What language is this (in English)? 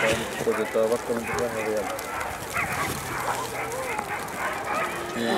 Finnish